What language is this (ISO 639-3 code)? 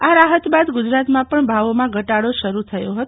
guj